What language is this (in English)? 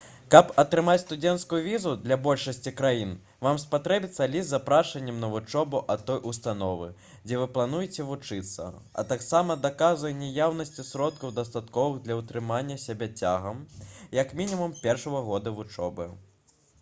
Belarusian